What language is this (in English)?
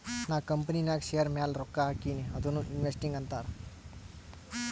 Kannada